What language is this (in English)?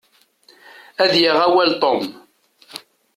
Kabyle